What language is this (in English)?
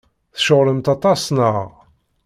Kabyle